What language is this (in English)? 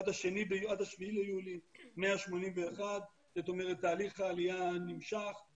Hebrew